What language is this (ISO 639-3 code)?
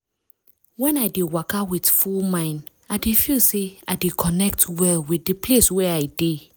pcm